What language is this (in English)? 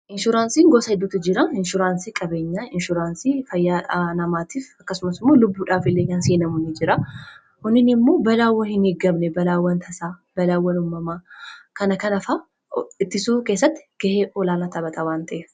Oromo